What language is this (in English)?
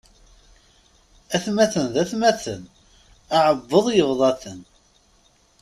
Kabyle